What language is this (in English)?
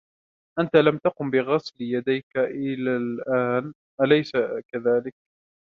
Arabic